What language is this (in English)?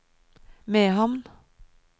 Norwegian